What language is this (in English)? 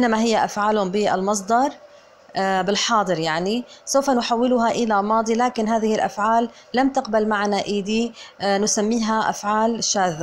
Arabic